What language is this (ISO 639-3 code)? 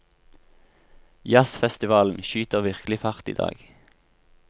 nor